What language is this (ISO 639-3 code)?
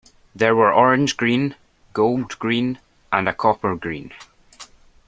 eng